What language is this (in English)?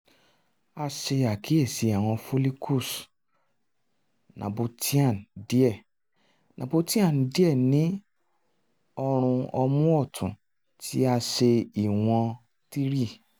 Yoruba